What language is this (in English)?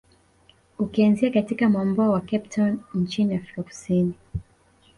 Swahili